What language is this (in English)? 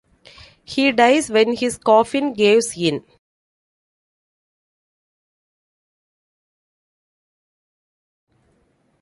English